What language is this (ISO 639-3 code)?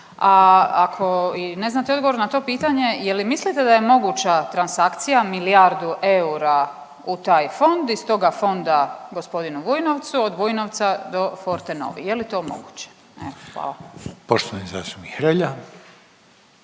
hrv